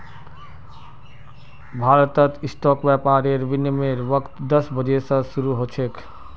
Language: Magahi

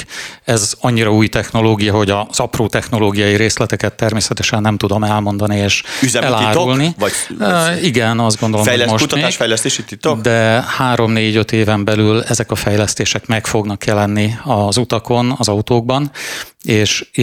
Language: Hungarian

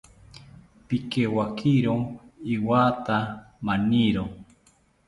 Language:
South Ucayali Ashéninka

